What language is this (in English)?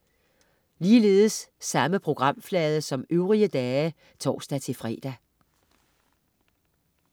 Danish